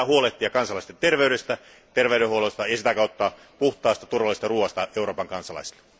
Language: Finnish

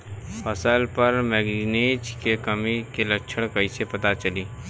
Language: Bhojpuri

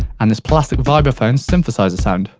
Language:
English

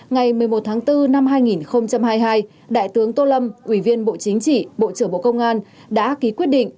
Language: Vietnamese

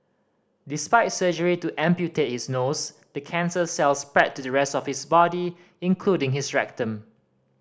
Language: English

